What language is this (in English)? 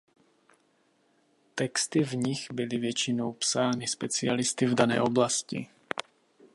Czech